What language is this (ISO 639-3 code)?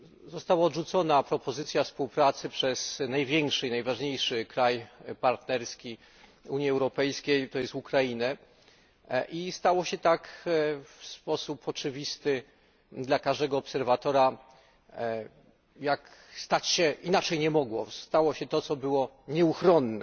pol